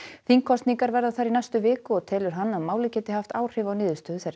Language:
Icelandic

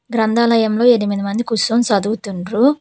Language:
Telugu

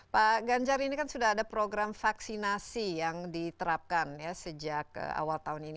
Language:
Indonesian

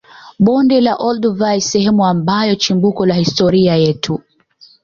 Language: Swahili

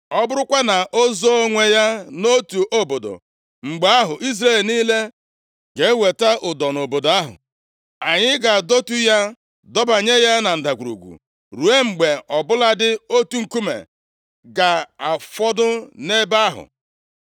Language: Igbo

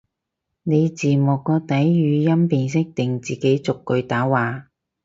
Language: Cantonese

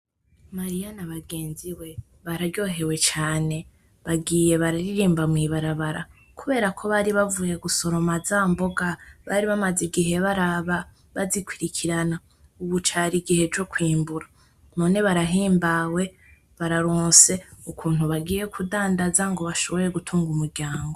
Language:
Rundi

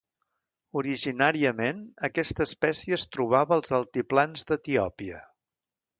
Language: Catalan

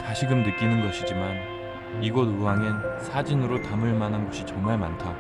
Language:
Korean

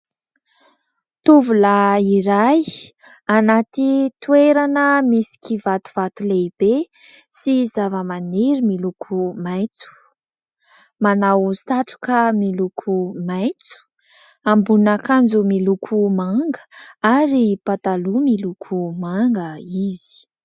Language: Malagasy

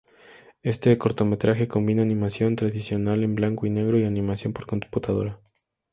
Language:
Spanish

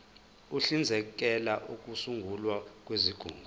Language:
Zulu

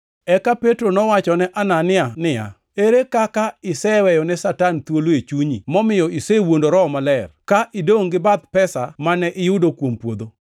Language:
Luo (Kenya and Tanzania)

